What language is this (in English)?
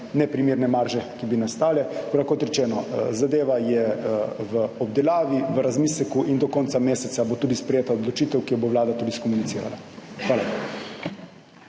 Slovenian